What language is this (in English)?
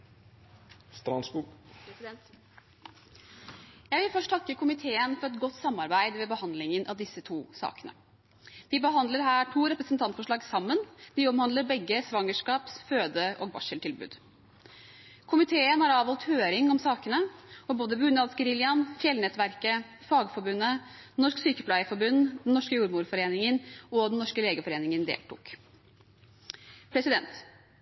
Norwegian